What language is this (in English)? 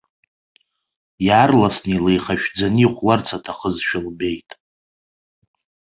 Abkhazian